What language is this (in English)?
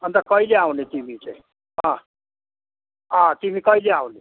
Nepali